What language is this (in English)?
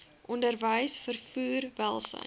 Afrikaans